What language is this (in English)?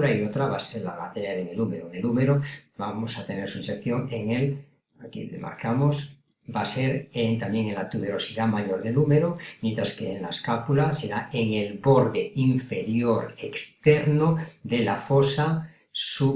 Spanish